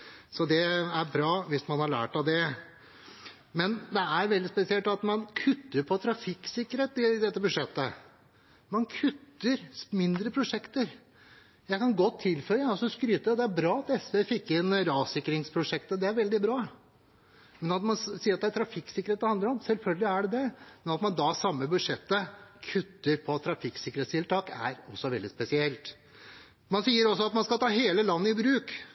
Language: Norwegian Bokmål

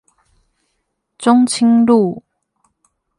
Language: Chinese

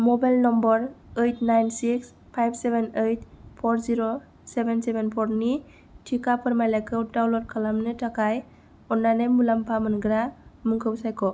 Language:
Bodo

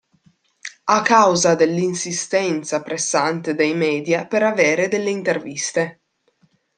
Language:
Italian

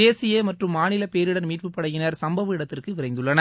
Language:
Tamil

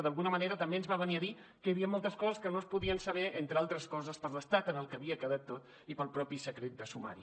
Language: Catalan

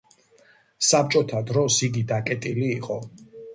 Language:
Georgian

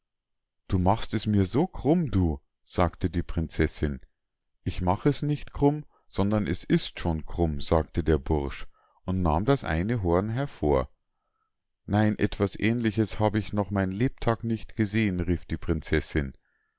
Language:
German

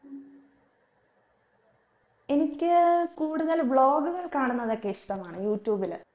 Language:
Malayalam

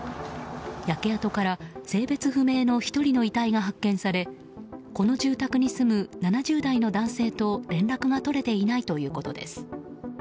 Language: Japanese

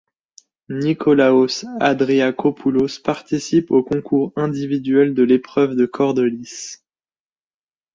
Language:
French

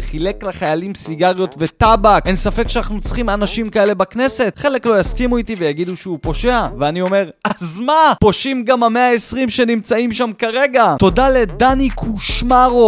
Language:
Hebrew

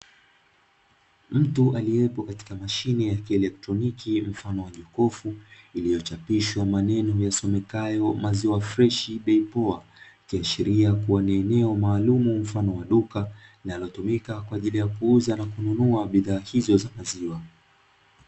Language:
Swahili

